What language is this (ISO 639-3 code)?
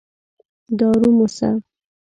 pus